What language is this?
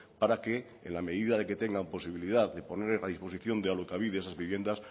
Spanish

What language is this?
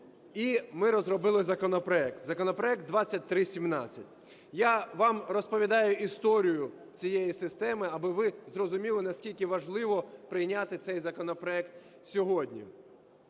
Ukrainian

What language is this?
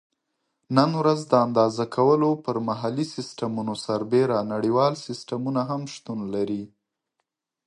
Pashto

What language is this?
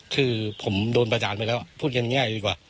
Thai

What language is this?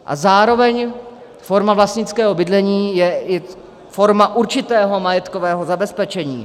Czech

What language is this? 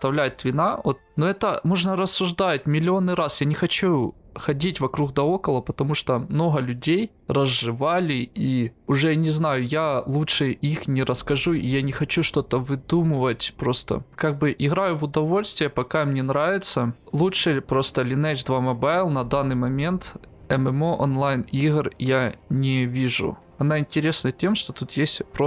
Russian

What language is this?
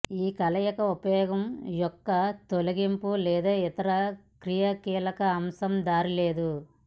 Telugu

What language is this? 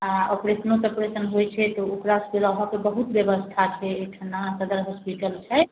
Maithili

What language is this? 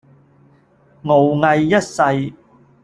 Cantonese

